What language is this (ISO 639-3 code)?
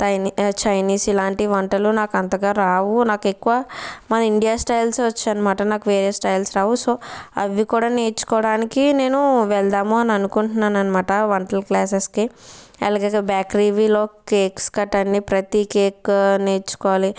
tel